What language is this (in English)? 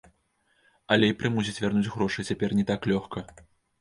Belarusian